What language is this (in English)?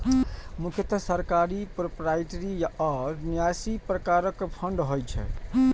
Maithili